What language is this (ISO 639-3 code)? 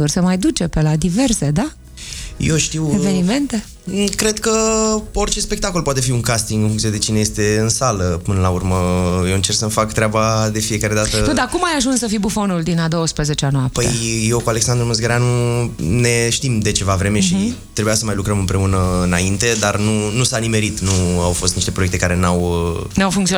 ron